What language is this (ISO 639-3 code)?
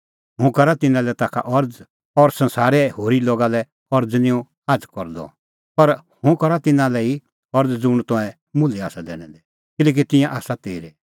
kfx